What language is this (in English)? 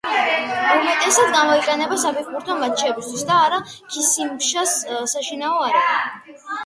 Georgian